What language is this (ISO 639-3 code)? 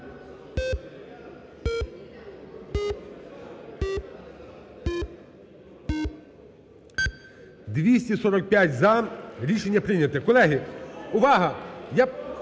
ukr